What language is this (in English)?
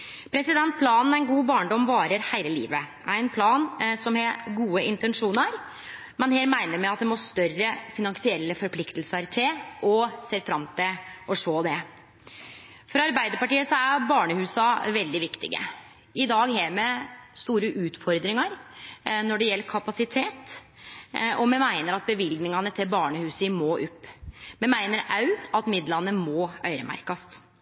Norwegian Nynorsk